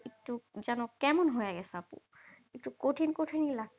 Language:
Bangla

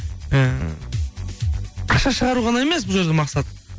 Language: Kazakh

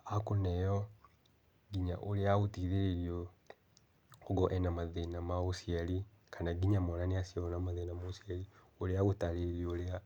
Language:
Kikuyu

